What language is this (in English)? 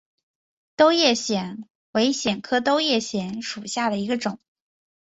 Chinese